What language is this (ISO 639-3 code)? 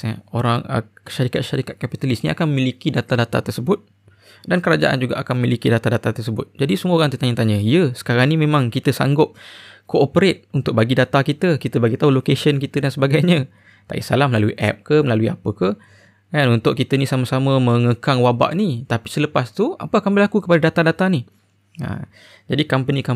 msa